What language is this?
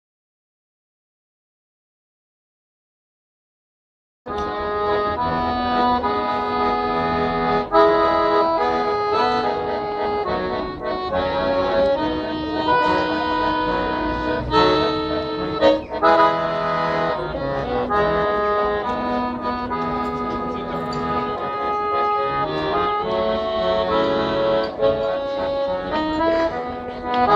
Latvian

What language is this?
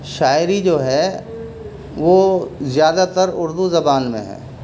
Urdu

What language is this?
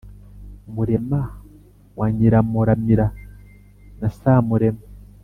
Kinyarwanda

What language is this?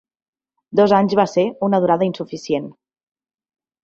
Catalan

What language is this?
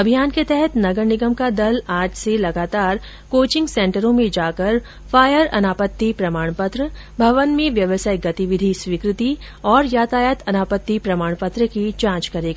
Hindi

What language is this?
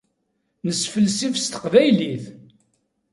Kabyle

